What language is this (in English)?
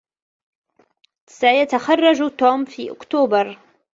Arabic